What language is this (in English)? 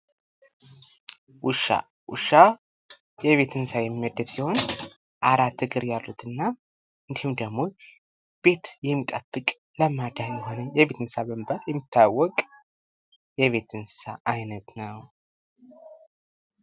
Amharic